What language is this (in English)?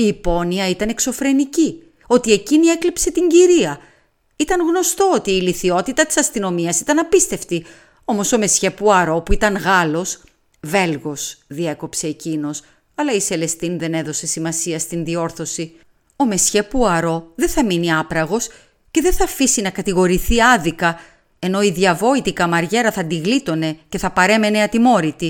Greek